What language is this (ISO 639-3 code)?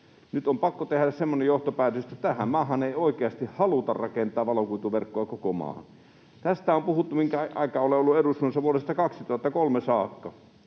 fin